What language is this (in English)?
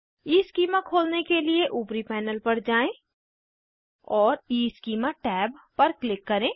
Hindi